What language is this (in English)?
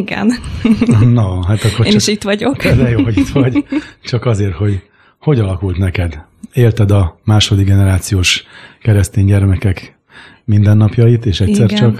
Hungarian